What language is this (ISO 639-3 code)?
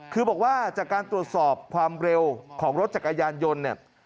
tha